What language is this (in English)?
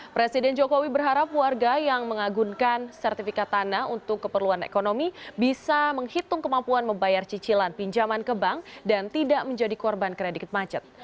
Indonesian